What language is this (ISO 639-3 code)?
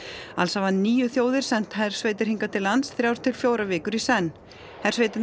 isl